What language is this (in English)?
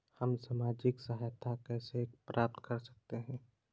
Hindi